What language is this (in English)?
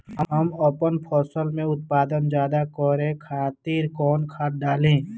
Bhojpuri